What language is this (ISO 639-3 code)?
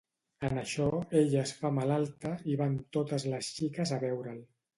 cat